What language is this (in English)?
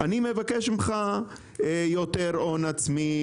Hebrew